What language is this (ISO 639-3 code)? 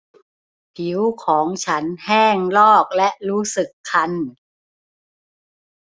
tha